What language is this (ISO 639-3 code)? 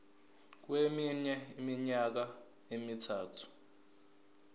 zul